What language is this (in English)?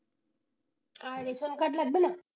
Bangla